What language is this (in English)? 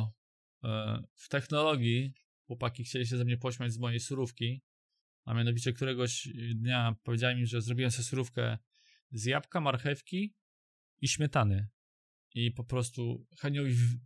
Polish